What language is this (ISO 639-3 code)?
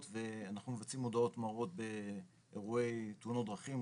heb